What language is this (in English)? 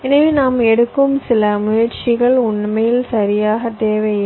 Tamil